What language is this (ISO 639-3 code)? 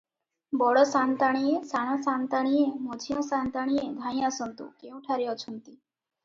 ori